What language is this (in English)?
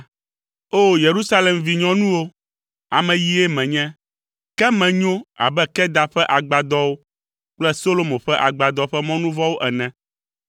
Ewe